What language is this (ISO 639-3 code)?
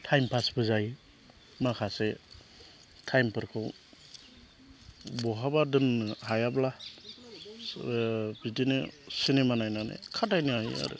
brx